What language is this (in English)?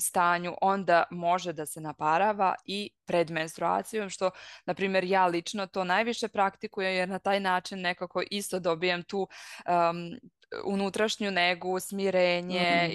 Croatian